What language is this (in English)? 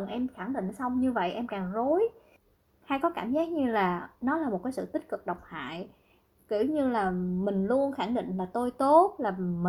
Vietnamese